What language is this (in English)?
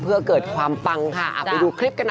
Thai